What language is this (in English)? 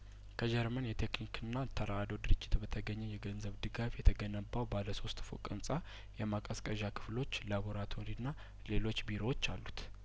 Amharic